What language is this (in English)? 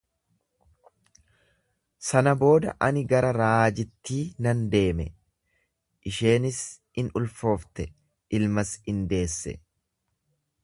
Oromo